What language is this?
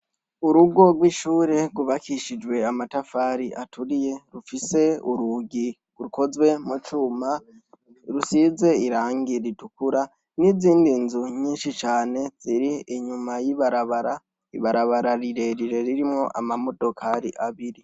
Rundi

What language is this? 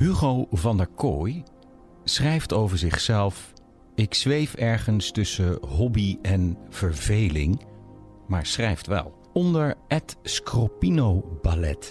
Dutch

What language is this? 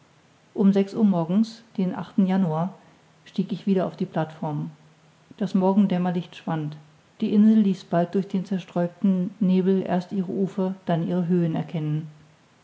German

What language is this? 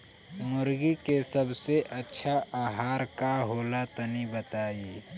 Bhojpuri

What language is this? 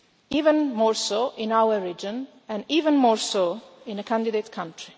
English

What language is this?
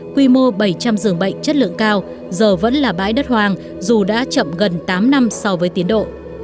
Vietnamese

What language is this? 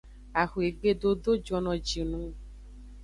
Aja (Benin)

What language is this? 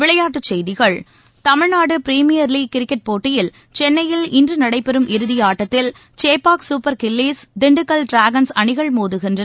Tamil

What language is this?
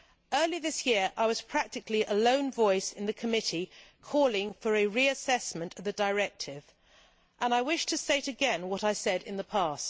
English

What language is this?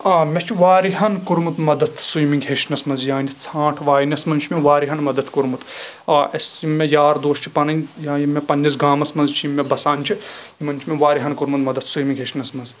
Kashmiri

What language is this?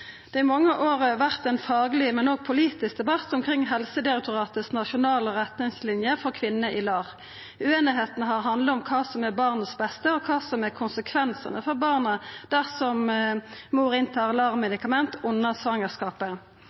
Norwegian Nynorsk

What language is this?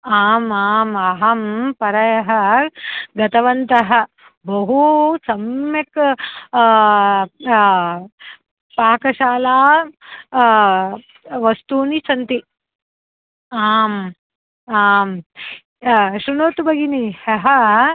Sanskrit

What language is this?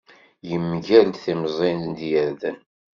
Kabyle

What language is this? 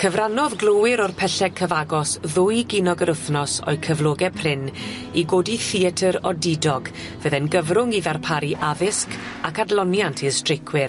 Welsh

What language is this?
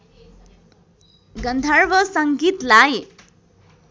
Nepali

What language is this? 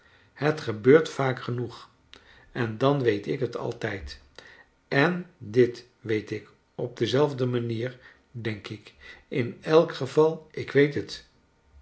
Dutch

